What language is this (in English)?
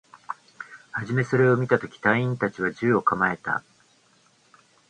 Japanese